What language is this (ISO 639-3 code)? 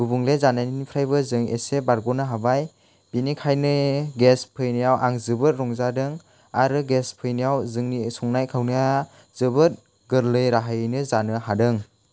brx